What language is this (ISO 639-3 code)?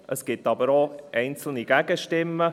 gsw